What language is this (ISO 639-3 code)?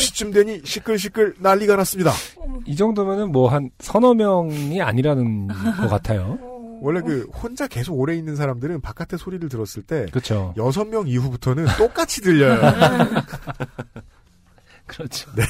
kor